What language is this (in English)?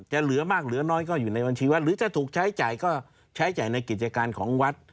Thai